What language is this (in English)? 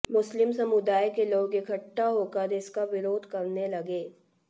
Hindi